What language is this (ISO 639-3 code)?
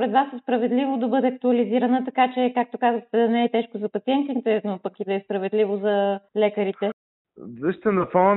bul